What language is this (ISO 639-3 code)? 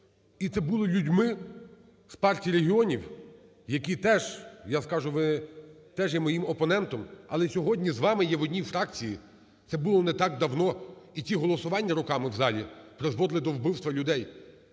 ukr